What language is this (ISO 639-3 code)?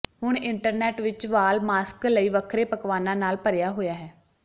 pan